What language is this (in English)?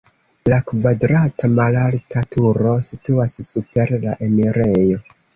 Esperanto